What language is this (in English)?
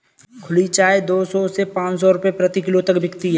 Hindi